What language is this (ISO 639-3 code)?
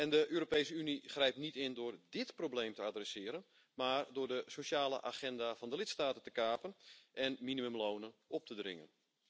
nld